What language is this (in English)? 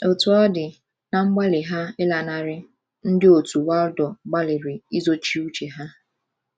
Igbo